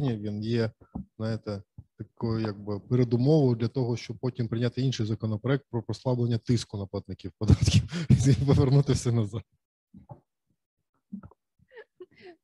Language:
Ukrainian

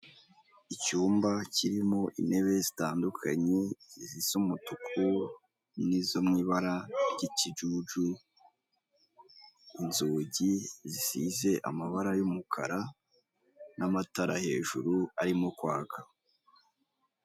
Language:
Kinyarwanda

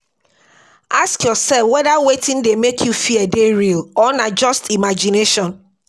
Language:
Nigerian Pidgin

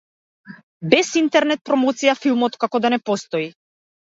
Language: Macedonian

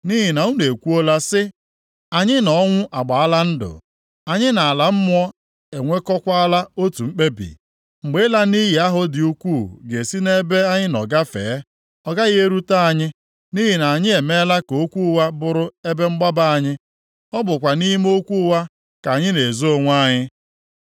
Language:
Igbo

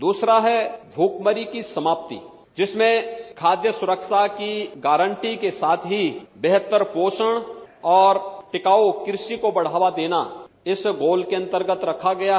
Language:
Hindi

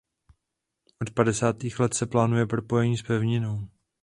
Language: Czech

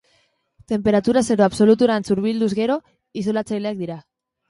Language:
Basque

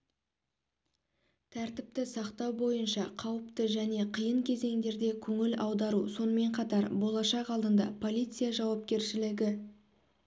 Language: Kazakh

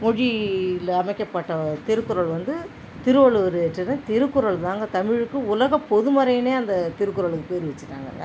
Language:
Tamil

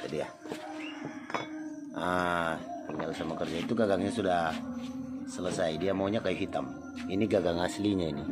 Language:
Indonesian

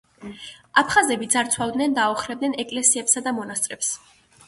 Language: Georgian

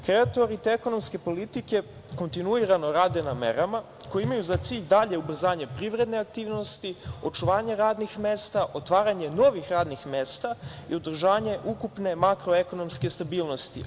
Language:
Serbian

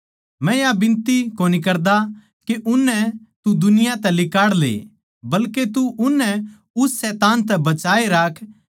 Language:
Haryanvi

